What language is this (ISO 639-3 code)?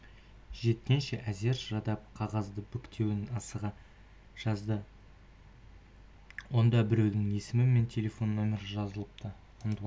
kaz